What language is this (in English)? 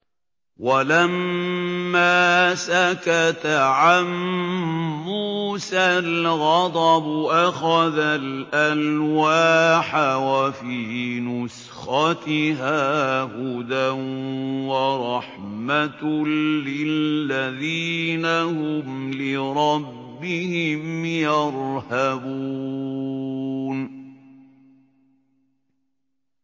Arabic